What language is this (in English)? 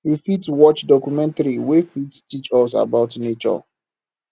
Nigerian Pidgin